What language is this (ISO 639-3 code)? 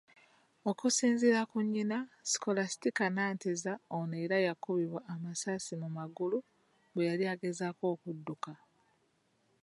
lug